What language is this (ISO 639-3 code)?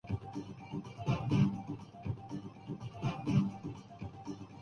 urd